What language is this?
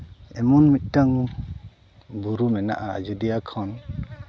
Santali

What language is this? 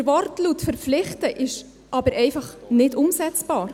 Swiss German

